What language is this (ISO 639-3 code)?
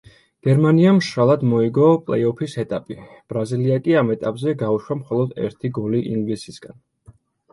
kat